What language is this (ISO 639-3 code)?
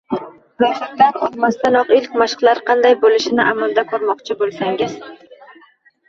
uzb